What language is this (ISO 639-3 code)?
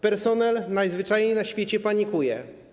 pol